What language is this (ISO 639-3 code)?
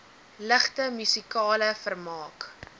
afr